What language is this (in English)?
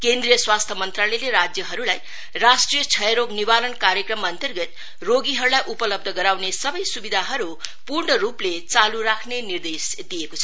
Nepali